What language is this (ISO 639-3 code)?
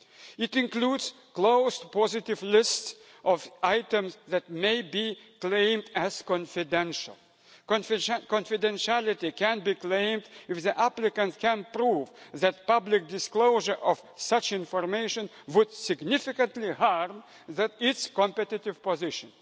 eng